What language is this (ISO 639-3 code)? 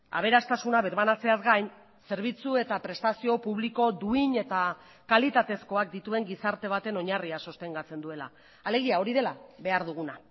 eus